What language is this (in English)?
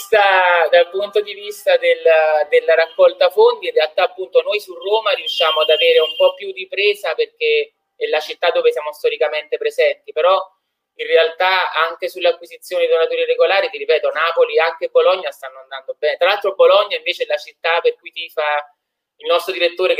Italian